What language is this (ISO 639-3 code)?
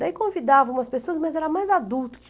por